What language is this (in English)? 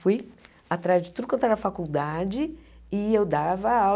Portuguese